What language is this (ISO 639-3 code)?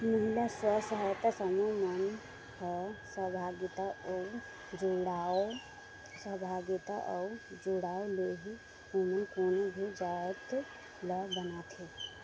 hne